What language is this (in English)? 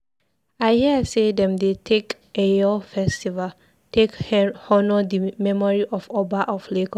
Nigerian Pidgin